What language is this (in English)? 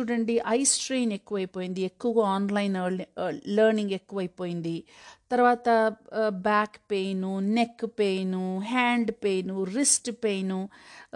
Telugu